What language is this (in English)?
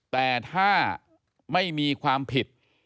Thai